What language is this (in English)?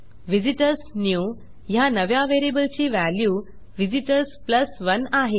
Marathi